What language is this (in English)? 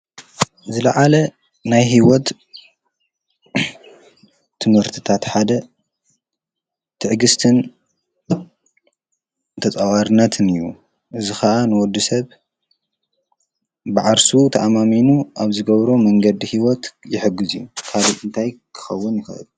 Tigrinya